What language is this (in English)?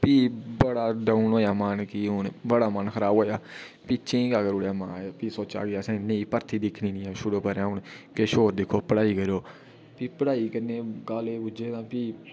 Dogri